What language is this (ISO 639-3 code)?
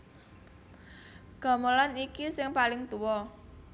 jav